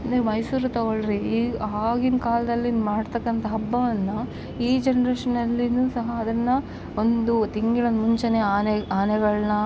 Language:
Kannada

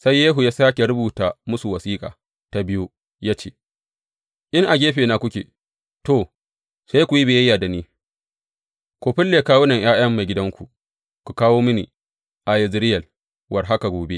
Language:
Hausa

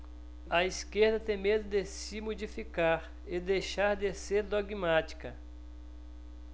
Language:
Portuguese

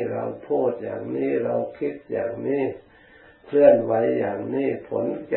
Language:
Thai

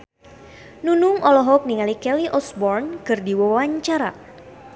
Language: Sundanese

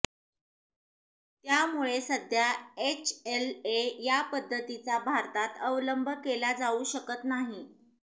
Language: Marathi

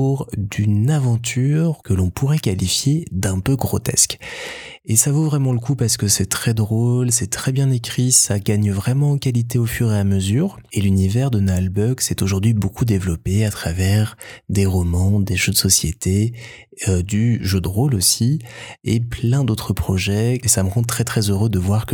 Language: French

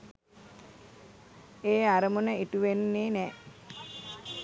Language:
Sinhala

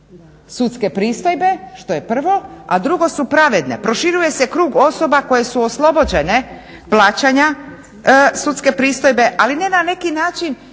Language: Croatian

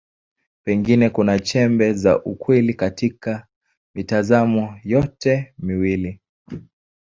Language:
Swahili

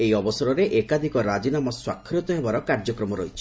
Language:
Odia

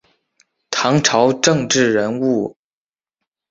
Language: Chinese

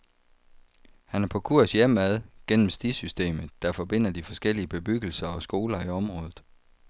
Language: Danish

